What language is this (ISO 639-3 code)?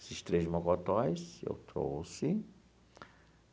por